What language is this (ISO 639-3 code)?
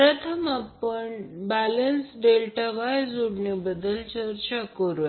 mar